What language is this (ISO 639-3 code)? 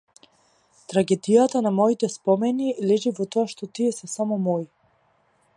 mkd